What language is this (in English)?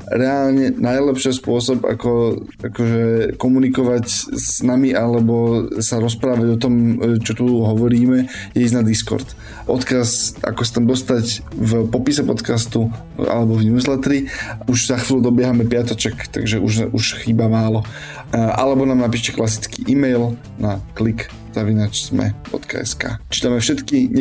Slovak